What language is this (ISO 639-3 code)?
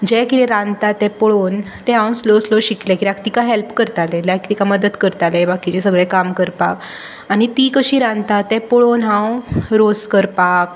kok